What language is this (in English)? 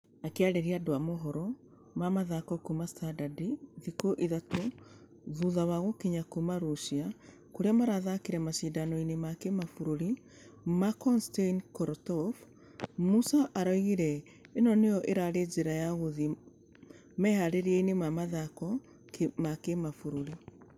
Kikuyu